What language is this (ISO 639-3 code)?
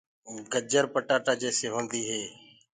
ggg